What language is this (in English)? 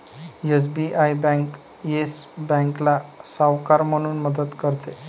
Marathi